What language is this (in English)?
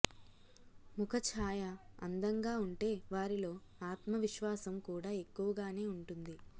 Telugu